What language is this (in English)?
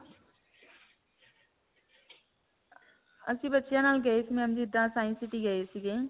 Punjabi